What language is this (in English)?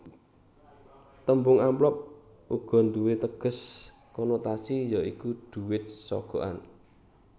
Javanese